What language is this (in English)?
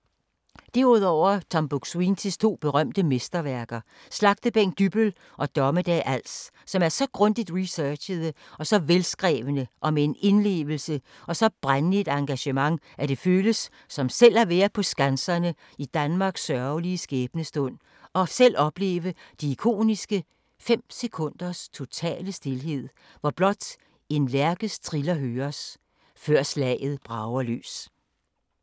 Danish